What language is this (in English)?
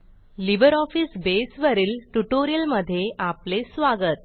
Marathi